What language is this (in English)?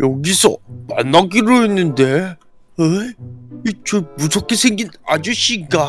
Korean